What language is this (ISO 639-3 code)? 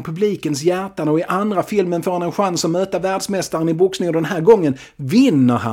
swe